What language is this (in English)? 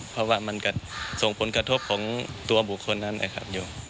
Thai